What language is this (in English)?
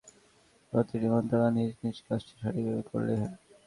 Bangla